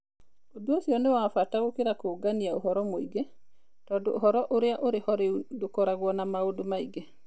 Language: Kikuyu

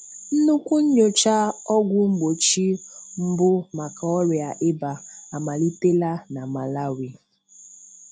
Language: Igbo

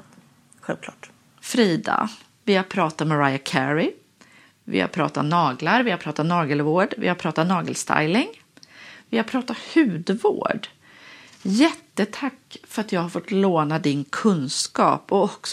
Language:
Swedish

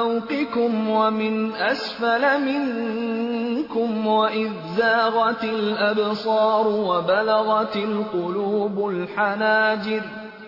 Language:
Urdu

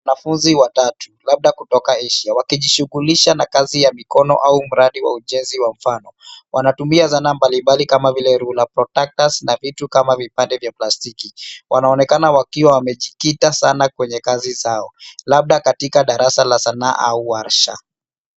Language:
Swahili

